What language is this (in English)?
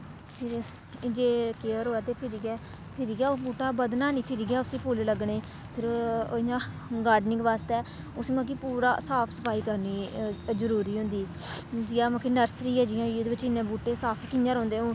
Dogri